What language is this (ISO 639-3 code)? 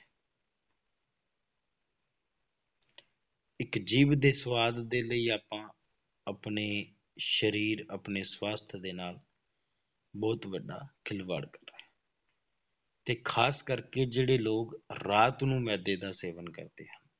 pan